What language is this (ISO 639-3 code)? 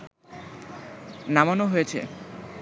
ben